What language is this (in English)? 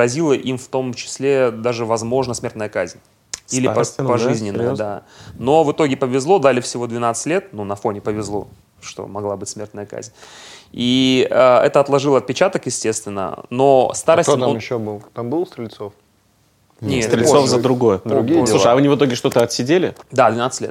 Russian